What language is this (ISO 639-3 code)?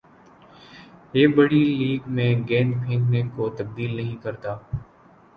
urd